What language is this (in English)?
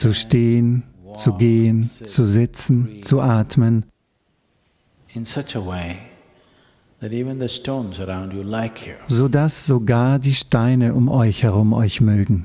German